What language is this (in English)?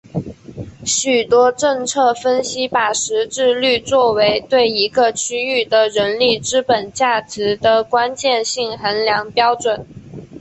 Chinese